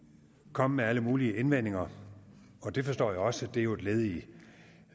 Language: Danish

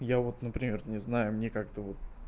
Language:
Russian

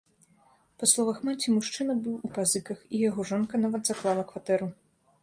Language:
Belarusian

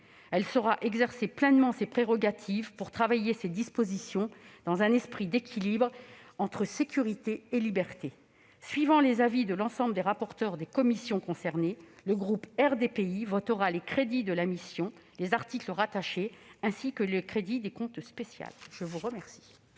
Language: French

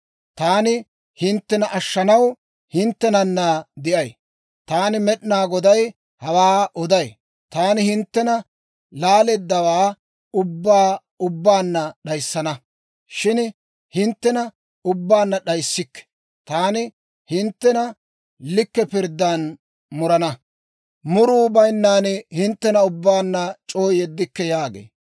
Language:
Dawro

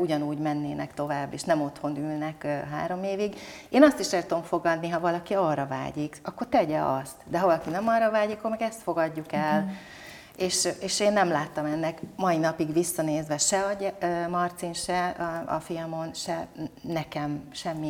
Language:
Hungarian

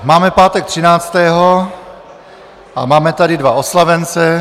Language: Czech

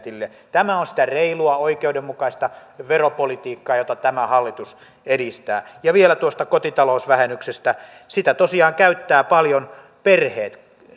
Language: Finnish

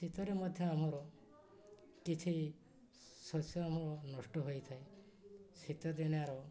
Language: Odia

